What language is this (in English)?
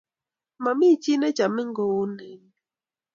Kalenjin